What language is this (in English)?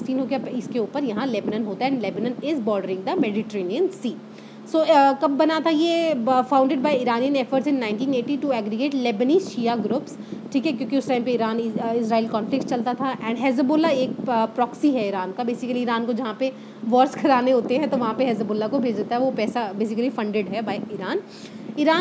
Hindi